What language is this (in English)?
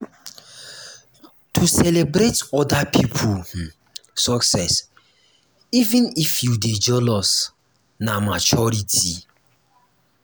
Nigerian Pidgin